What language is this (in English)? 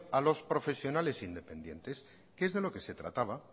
Spanish